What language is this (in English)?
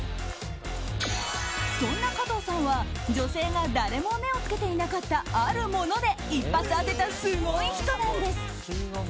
Japanese